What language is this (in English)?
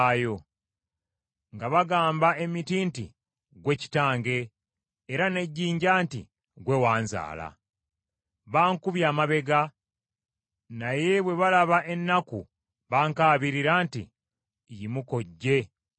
Ganda